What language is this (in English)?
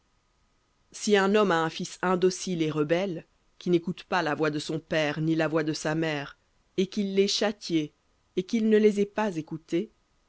French